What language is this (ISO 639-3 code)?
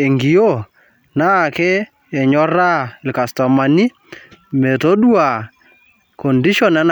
mas